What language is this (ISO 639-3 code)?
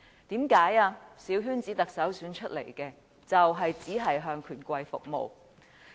yue